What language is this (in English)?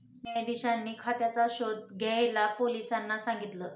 Marathi